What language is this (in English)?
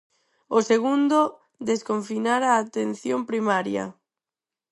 Galician